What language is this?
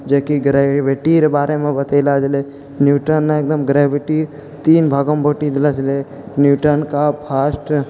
Maithili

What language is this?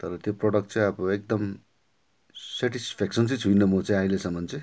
Nepali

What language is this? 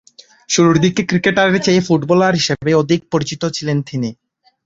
Bangla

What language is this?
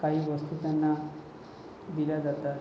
Marathi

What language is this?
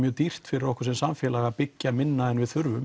Icelandic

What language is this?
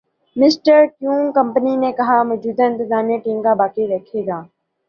Urdu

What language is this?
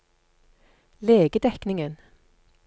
Norwegian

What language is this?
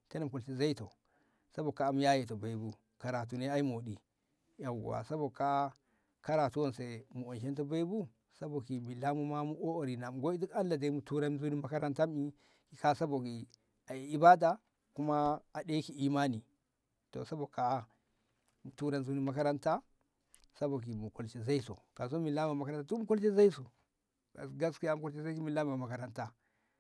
Ngamo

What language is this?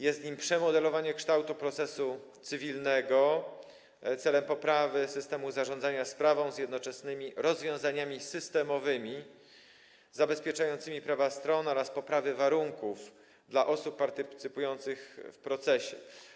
Polish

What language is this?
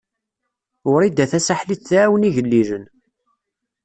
Kabyle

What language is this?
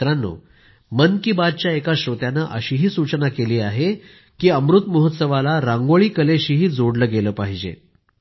Marathi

